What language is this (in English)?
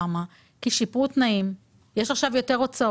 Hebrew